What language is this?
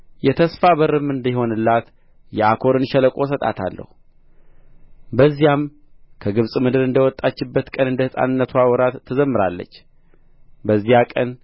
Amharic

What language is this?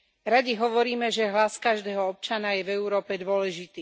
Slovak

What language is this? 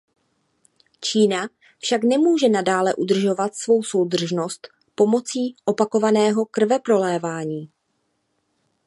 Czech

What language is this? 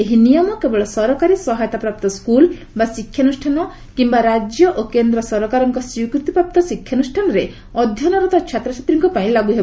Odia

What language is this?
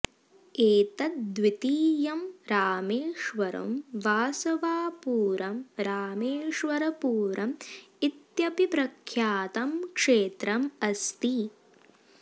Sanskrit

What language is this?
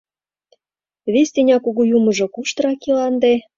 Mari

